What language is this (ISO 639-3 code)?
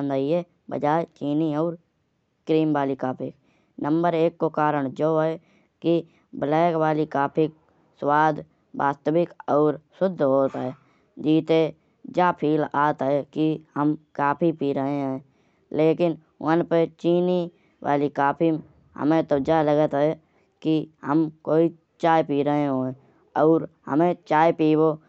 bjj